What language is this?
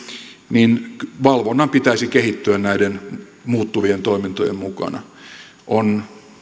Finnish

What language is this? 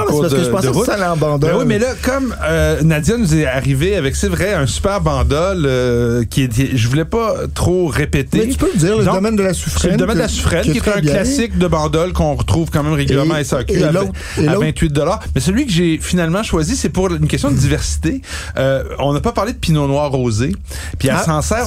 French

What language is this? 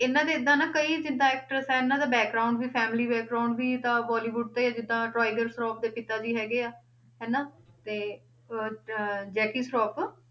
Punjabi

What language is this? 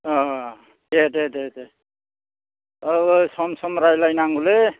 Bodo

